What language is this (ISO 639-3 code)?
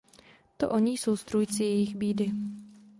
ces